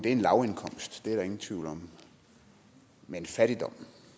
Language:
Danish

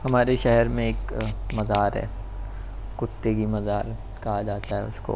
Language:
Urdu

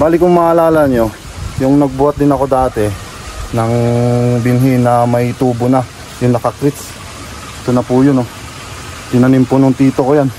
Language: Filipino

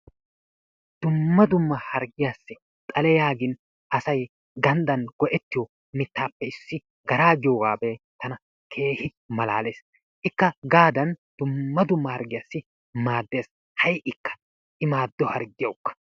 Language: Wolaytta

